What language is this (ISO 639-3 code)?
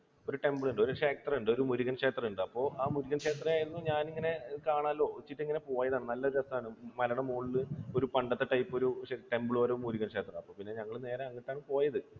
mal